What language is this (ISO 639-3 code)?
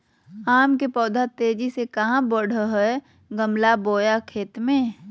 mag